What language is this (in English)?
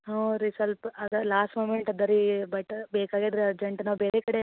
Kannada